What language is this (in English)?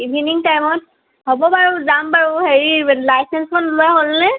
Assamese